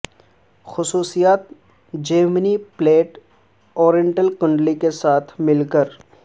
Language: Urdu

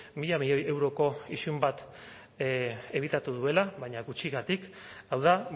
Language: Basque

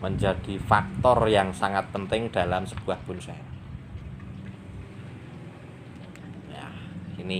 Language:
Indonesian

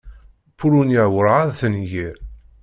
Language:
Kabyle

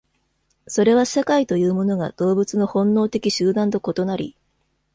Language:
Japanese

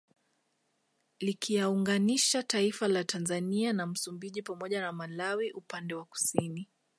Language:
Swahili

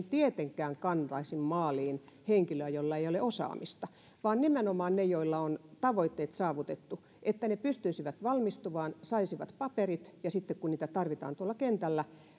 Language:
Finnish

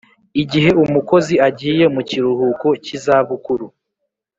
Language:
Kinyarwanda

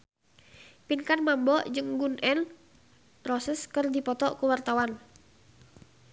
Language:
Sundanese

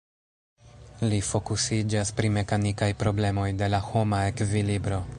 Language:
Esperanto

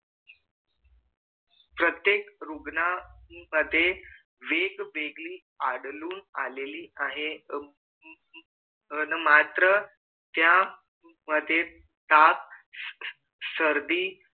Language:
Marathi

